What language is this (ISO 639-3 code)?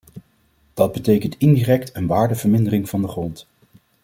nld